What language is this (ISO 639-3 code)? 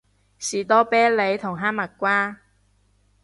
yue